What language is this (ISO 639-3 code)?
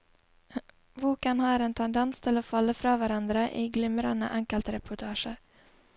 nor